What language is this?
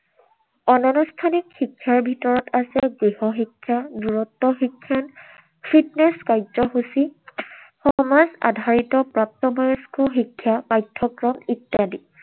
Assamese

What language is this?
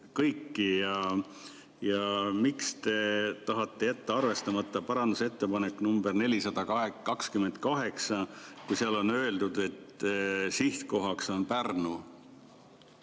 Estonian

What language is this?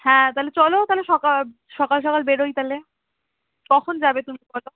Bangla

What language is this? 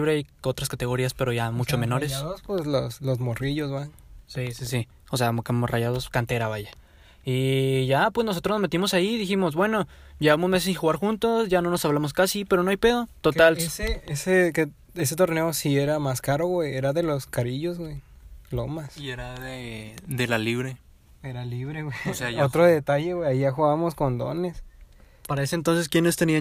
Spanish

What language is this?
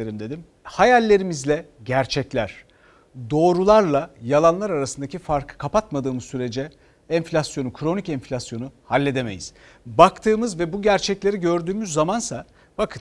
Turkish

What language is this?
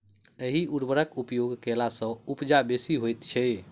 Maithili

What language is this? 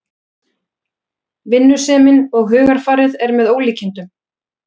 Icelandic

